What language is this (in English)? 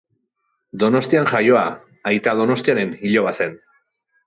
Basque